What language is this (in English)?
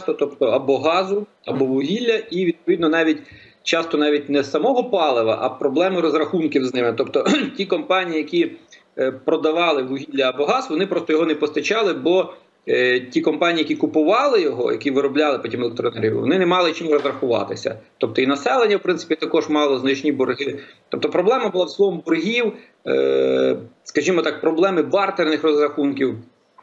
Ukrainian